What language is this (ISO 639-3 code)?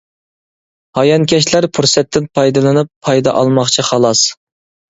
uig